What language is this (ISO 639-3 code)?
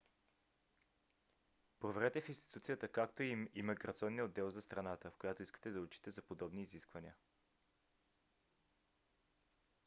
bul